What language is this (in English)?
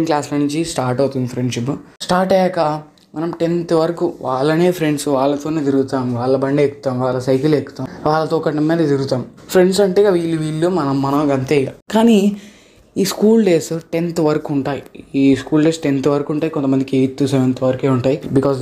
Telugu